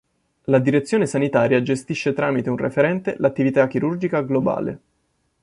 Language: Italian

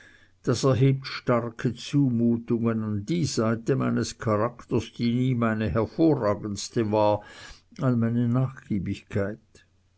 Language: German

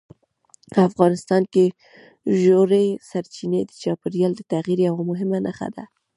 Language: Pashto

